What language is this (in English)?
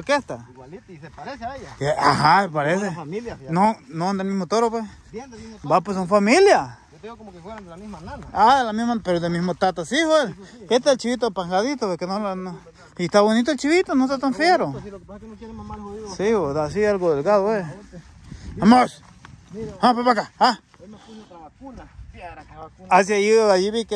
Spanish